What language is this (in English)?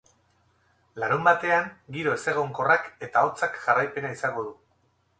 Basque